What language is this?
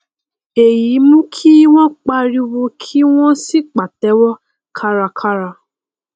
Yoruba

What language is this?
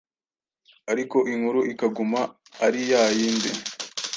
Kinyarwanda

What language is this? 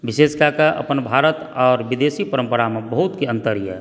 Maithili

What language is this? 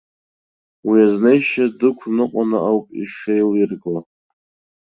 Abkhazian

